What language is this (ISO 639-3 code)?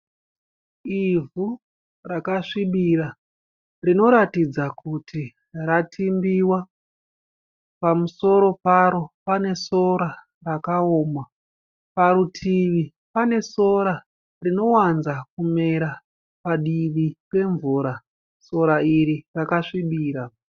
sna